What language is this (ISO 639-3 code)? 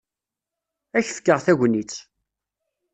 kab